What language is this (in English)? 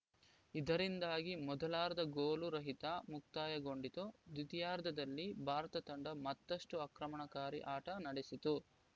Kannada